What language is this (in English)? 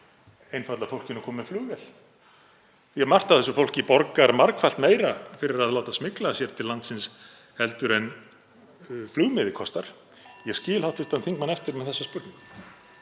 Icelandic